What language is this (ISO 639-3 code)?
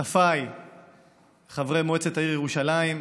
heb